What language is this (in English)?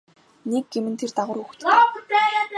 Mongolian